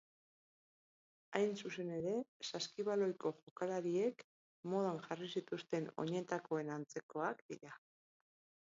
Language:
Basque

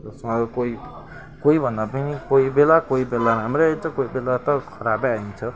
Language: Nepali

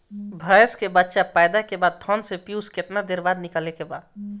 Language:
Bhojpuri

